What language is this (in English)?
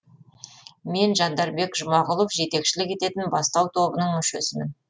Kazakh